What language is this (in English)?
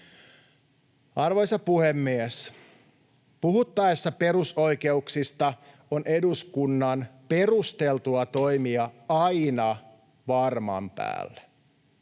Finnish